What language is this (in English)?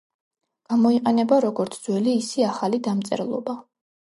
Georgian